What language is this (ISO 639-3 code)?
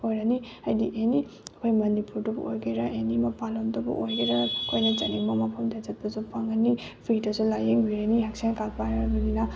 mni